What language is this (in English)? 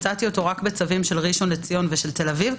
Hebrew